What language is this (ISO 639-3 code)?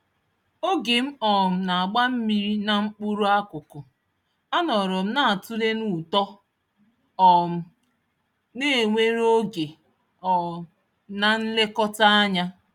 ibo